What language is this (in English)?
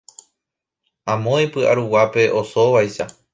Guarani